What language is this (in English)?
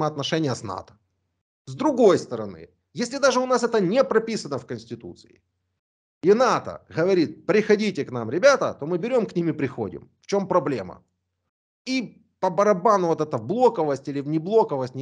Russian